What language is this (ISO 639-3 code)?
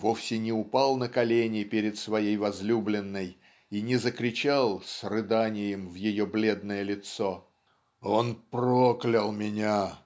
rus